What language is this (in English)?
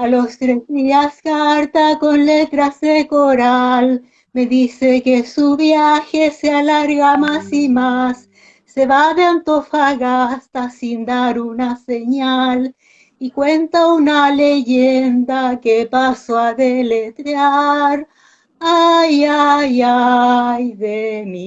Turkish